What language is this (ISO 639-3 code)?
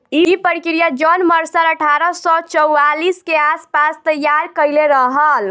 bho